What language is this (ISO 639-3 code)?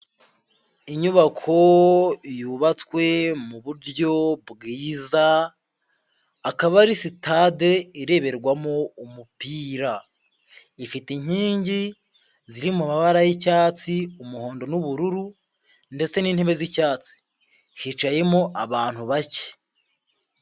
kin